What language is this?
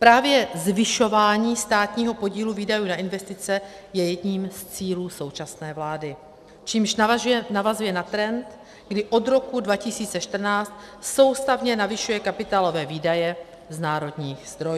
Czech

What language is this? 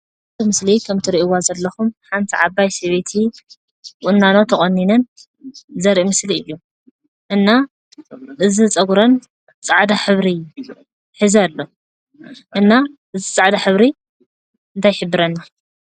Tigrinya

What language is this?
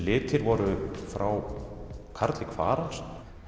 Icelandic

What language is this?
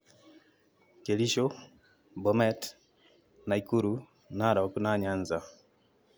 Kikuyu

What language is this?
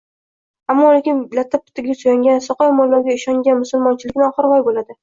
Uzbek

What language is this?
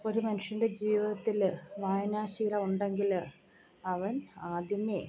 Malayalam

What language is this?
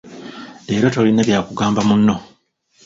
Ganda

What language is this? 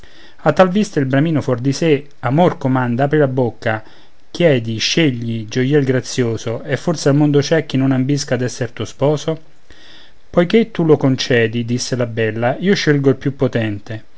Italian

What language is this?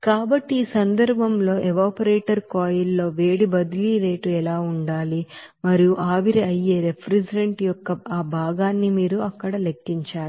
Telugu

